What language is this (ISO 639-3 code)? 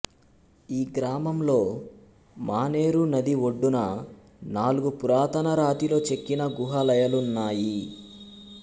tel